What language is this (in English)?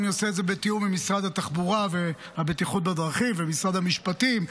Hebrew